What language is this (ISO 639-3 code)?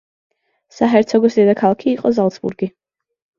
kat